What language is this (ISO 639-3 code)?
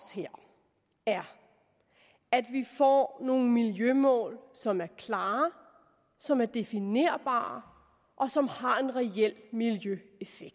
dan